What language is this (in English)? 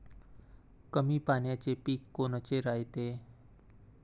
Marathi